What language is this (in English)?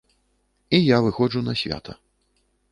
Belarusian